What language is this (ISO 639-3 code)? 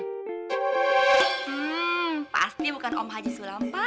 ind